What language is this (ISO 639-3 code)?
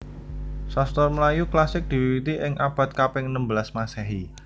jav